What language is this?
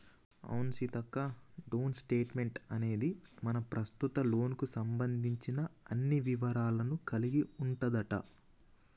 Telugu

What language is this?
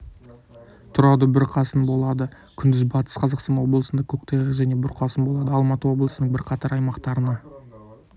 Kazakh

